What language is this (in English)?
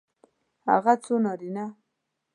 Pashto